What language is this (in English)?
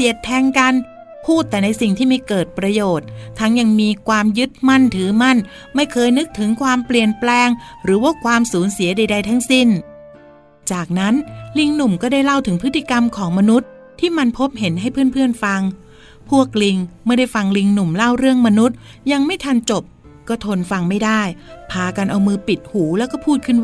Thai